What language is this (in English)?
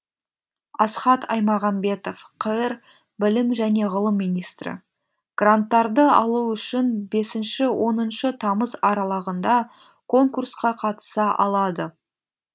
Kazakh